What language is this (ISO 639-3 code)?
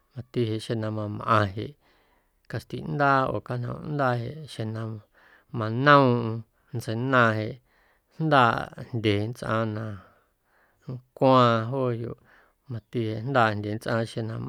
amu